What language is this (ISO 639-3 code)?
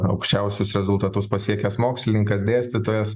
lit